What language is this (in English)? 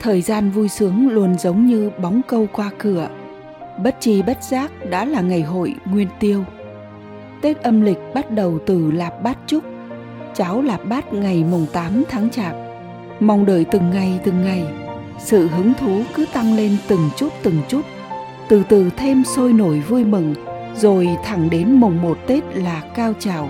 Vietnamese